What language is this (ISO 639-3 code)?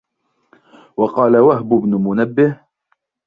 ara